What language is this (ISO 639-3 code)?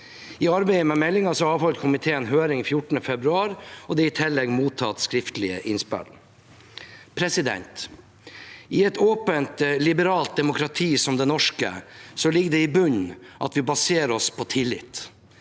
nor